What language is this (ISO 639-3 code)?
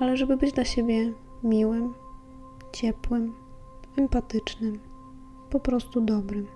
pol